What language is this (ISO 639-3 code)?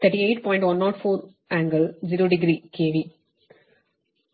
kan